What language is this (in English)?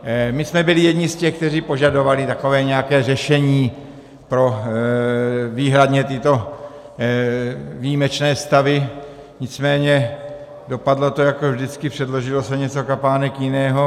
Czech